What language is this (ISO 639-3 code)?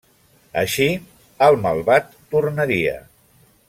cat